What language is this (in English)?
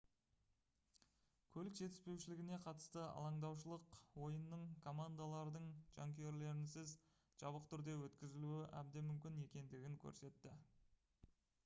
Kazakh